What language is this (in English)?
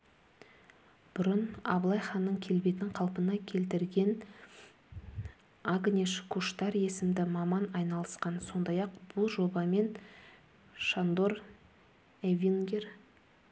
Kazakh